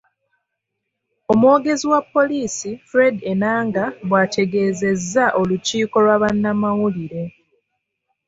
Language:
Ganda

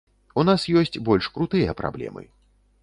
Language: Belarusian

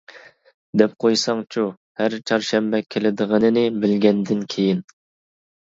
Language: Uyghur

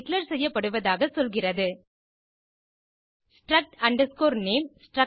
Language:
Tamil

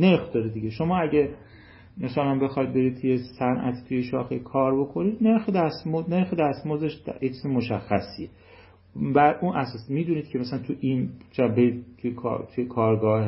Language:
Persian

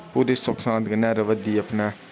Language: Dogri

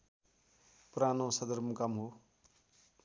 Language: Nepali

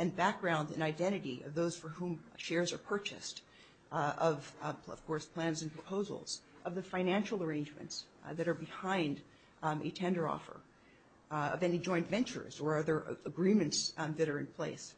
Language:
English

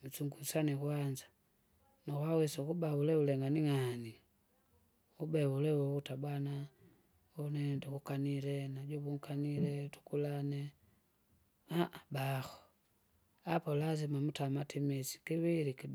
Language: Kinga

